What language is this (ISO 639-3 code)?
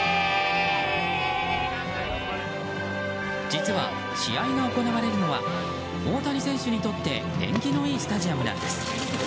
jpn